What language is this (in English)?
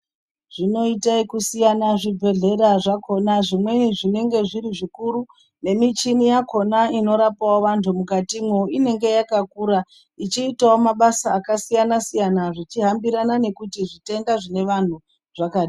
Ndau